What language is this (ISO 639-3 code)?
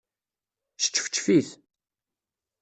kab